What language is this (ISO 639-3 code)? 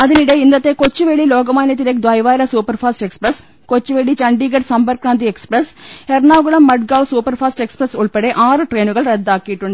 mal